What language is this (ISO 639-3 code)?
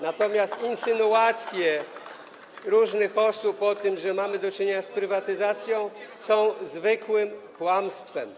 pol